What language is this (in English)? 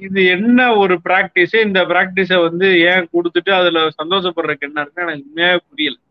Tamil